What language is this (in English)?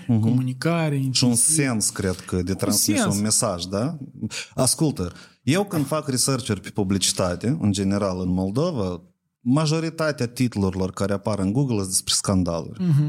Romanian